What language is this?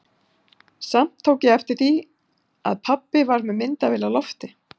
Icelandic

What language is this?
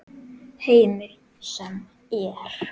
Icelandic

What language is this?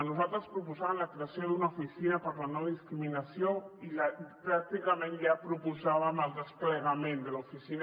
Catalan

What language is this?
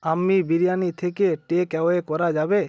Bangla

